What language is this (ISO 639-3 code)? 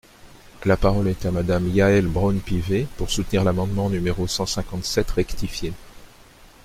fra